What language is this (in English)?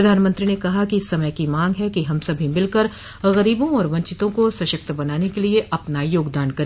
Hindi